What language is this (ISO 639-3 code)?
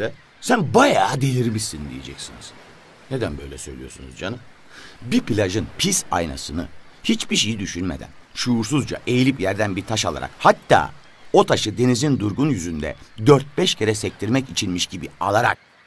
tur